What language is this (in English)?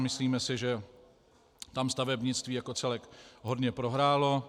Czech